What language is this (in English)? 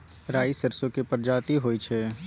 Maithili